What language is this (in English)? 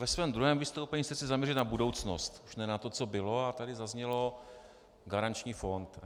Czech